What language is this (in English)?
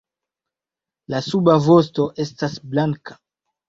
Esperanto